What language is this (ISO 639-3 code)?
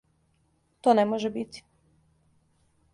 srp